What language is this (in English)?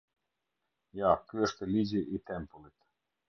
Albanian